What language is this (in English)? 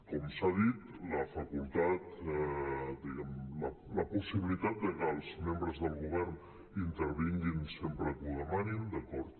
Catalan